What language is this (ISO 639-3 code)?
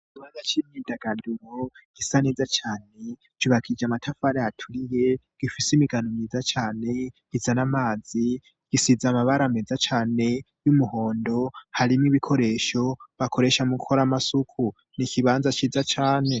run